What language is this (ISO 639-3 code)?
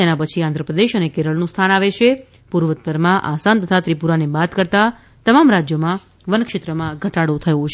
guj